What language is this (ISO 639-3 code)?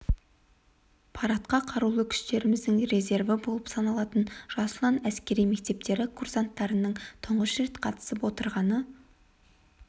kaz